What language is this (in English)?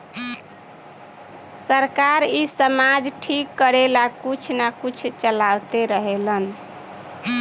Bhojpuri